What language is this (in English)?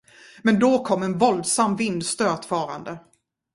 Swedish